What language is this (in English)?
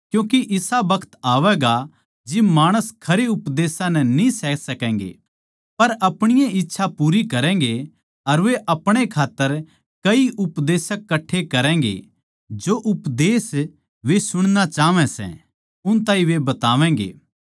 Haryanvi